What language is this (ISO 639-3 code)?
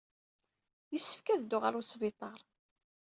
kab